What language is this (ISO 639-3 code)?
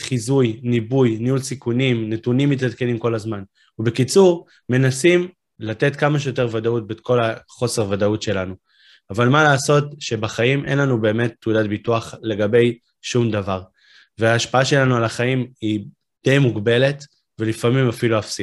heb